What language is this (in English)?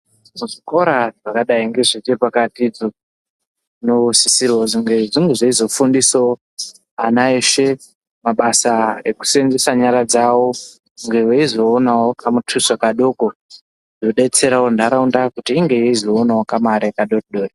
Ndau